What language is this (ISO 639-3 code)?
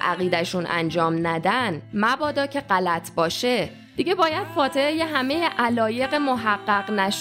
fas